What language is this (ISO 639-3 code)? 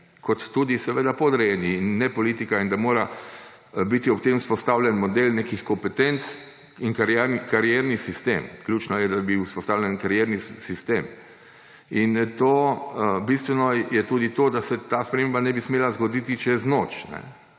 slv